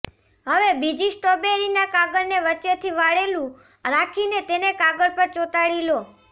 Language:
Gujarati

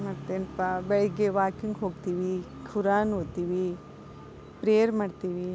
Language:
Kannada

